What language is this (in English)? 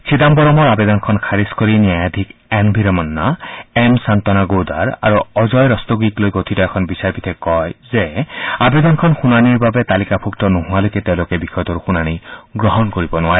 Assamese